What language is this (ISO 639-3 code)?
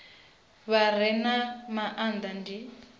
ven